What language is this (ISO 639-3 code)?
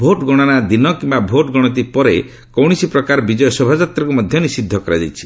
ori